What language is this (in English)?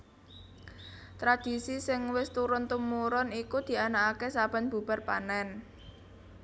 Javanese